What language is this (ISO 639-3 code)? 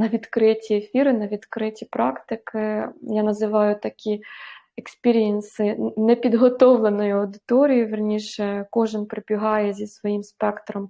ukr